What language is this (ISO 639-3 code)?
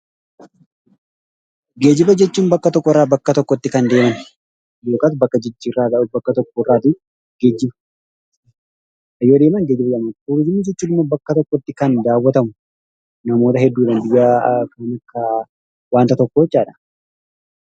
orm